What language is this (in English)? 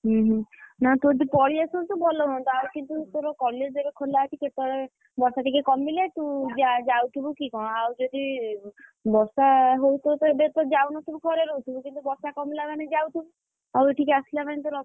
Odia